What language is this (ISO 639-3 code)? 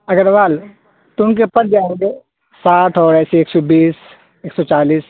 urd